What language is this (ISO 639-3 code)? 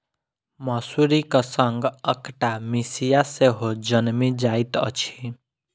mai